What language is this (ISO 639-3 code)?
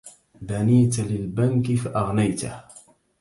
ara